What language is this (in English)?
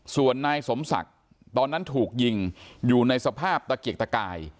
Thai